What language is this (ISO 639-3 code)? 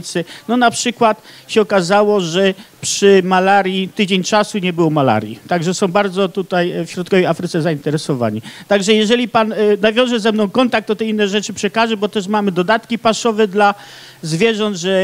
pol